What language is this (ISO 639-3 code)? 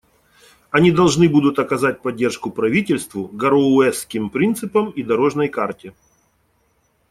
rus